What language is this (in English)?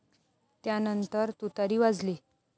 Marathi